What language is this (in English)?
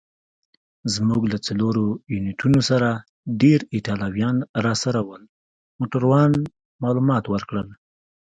Pashto